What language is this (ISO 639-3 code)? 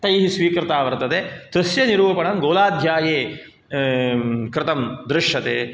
san